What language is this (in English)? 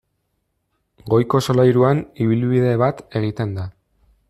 Basque